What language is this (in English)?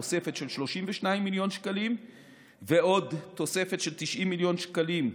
Hebrew